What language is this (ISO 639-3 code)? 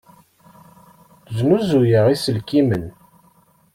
kab